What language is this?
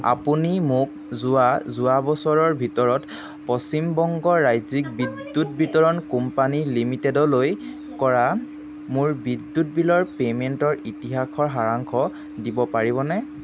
Assamese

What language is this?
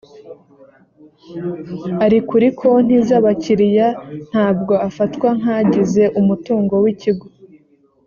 Kinyarwanda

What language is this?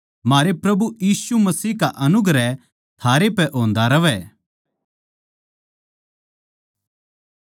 Haryanvi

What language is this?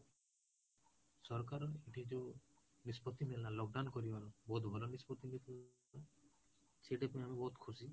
Odia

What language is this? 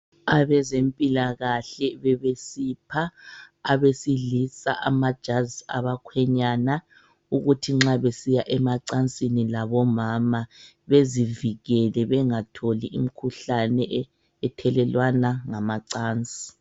North Ndebele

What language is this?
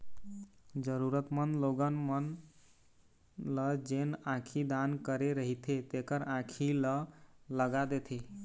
Chhattisgarhi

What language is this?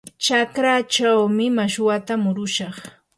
Yanahuanca Pasco Quechua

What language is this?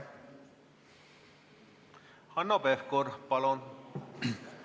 Estonian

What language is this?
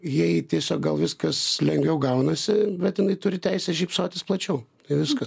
Lithuanian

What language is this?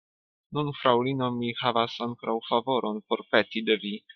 Esperanto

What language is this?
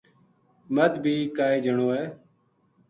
Gujari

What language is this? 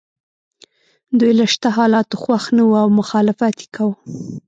Pashto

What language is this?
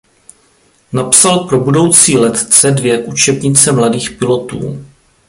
Czech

